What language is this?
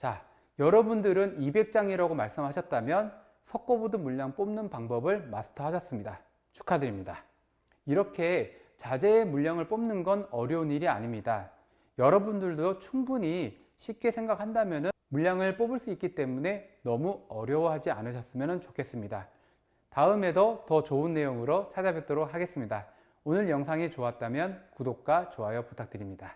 Korean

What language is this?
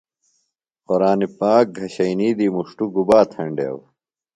Phalura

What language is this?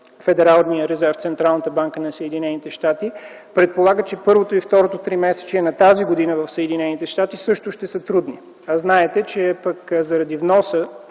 Bulgarian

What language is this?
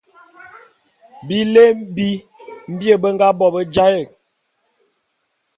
Bulu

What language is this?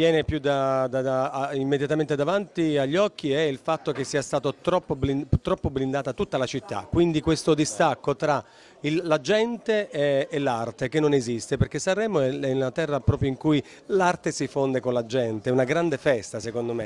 Italian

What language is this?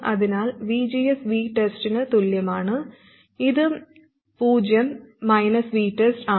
Malayalam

